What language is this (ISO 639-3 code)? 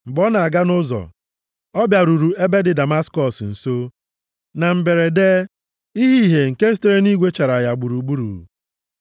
ibo